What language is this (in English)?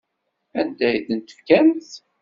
Kabyle